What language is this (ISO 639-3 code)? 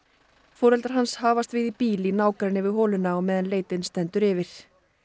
isl